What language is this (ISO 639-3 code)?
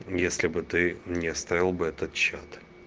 rus